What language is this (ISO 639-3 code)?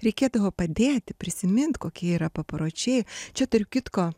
lit